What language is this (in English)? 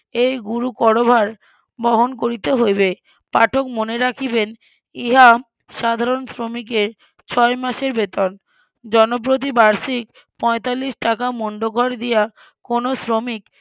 Bangla